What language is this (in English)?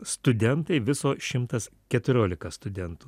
Lithuanian